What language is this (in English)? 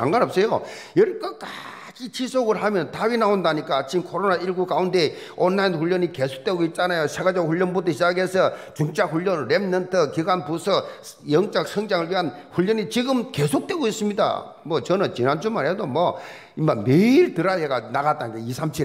Korean